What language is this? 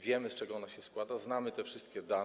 Polish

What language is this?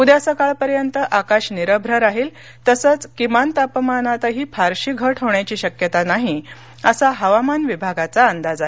Marathi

